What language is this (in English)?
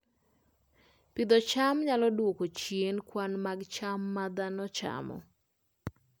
Luo (Kenya and Tanzania)